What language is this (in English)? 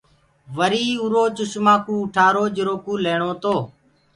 Gurgula